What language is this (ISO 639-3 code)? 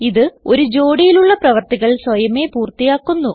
mal